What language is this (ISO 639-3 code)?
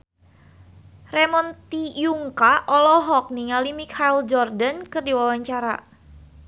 sun